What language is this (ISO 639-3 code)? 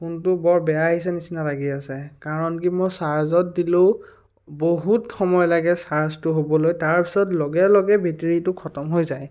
asm